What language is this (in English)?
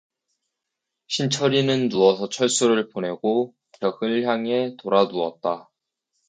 Korean